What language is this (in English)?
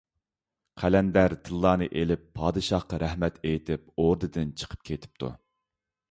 Uyghur